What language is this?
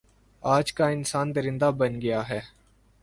Urdu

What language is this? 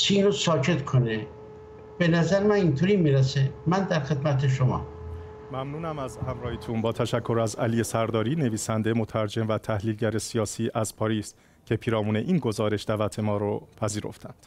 Persian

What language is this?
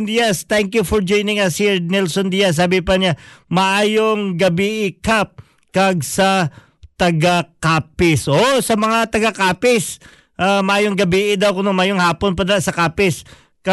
Filipino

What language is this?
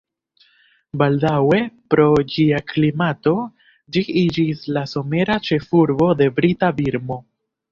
Esperanto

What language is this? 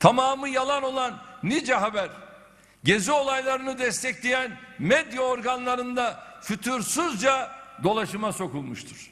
Turkish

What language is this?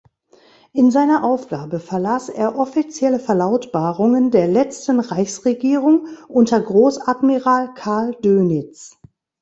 German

